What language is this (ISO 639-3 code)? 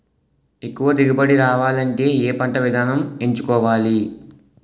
tel